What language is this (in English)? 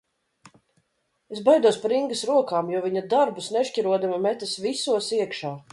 Latvian